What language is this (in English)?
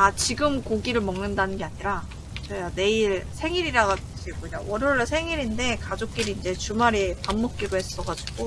Korean